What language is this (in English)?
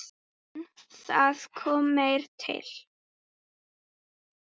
Icelandic